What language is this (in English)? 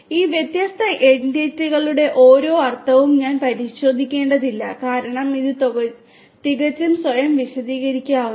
Malayalam